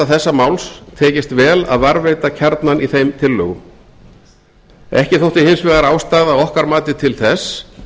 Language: Icelandic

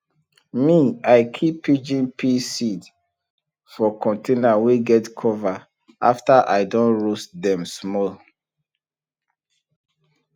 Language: Nigerian Pidgin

